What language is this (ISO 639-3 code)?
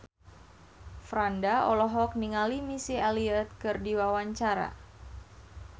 sun